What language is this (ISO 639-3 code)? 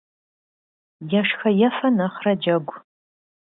kbd